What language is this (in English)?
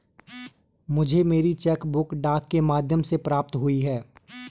Hindi